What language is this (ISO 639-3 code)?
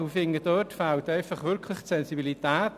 gsw